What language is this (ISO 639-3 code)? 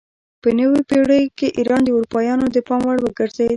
pus